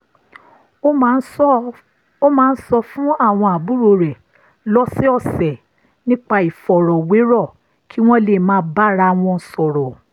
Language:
Yoruba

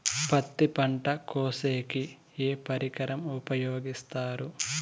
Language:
Telugu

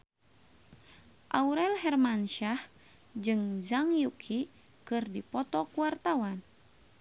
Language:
Sundanese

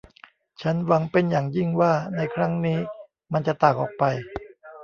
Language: Thai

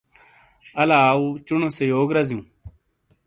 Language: Shina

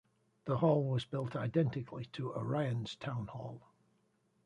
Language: English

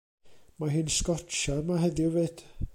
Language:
Welsh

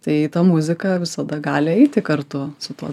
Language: Lithuanian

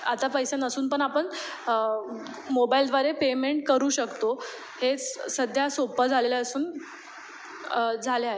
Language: Marathi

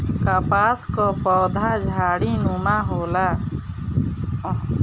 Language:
Bhojpuri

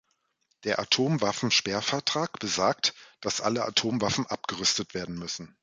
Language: German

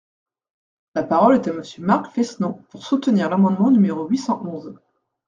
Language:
French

